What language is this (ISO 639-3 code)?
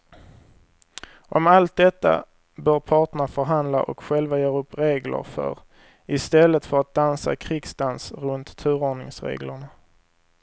swe